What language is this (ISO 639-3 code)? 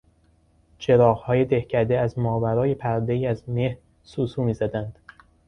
fas